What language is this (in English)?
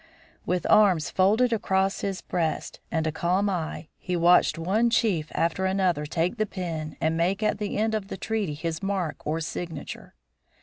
English